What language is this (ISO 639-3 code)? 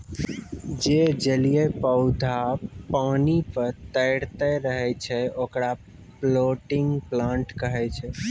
mai